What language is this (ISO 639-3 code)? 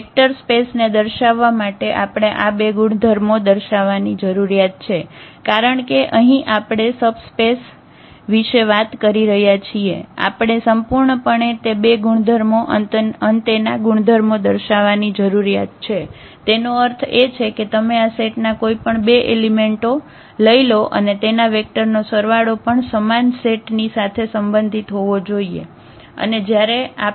guj